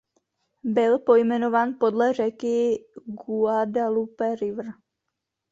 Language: Czech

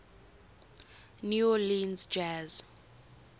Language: English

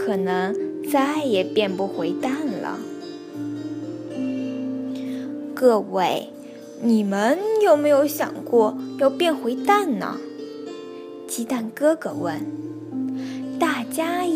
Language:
Chinese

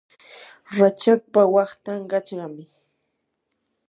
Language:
Yanahuanca Pasco Quechua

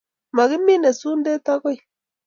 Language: Kalenjin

